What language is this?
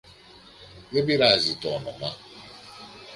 Greek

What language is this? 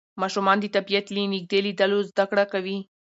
Pashto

